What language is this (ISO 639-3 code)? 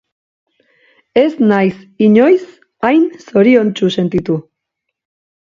eus